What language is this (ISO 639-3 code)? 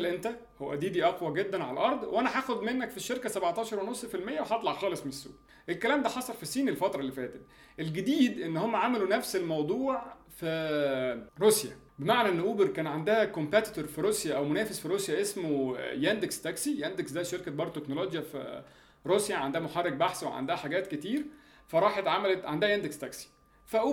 ara